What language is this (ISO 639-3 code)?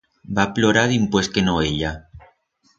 arg